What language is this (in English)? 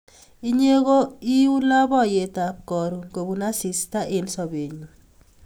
Kalenjin